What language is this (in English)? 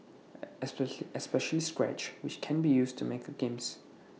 English